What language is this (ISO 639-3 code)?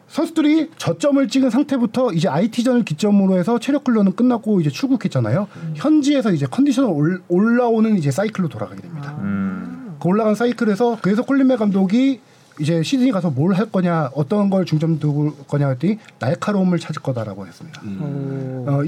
kor